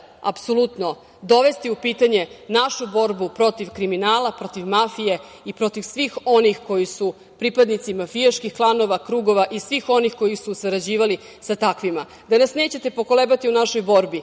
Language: Serbian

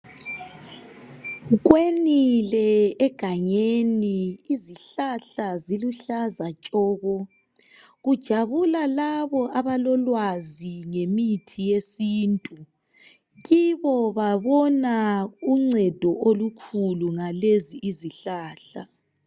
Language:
North Ndebele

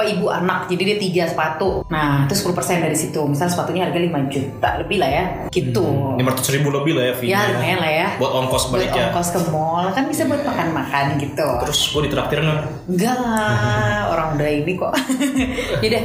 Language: Indonesian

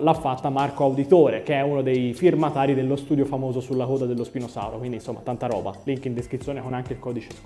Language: Italian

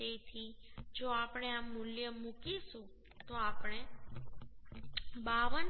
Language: Gujarati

